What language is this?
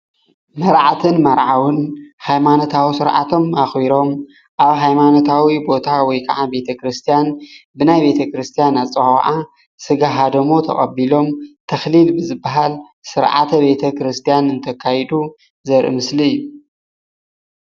Tigrinya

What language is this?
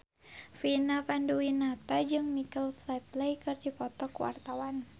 Sundanese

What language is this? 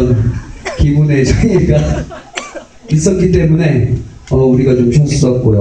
Korean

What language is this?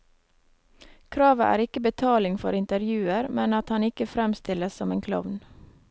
Norwegian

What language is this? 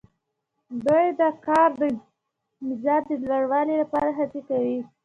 Pashto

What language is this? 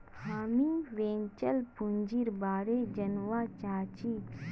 Magahi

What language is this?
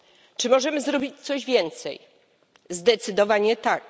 Polish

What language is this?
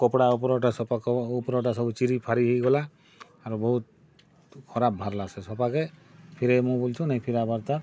Odia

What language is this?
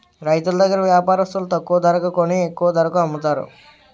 Telugu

